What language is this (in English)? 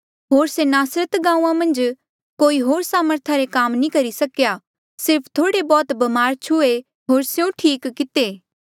Mandeali